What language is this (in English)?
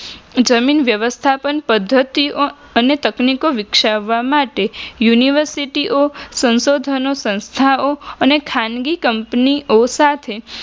Gujarati